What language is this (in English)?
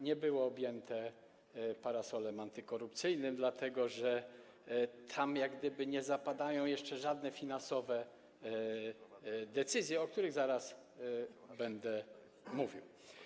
Polish